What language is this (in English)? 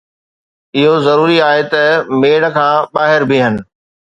Sindhi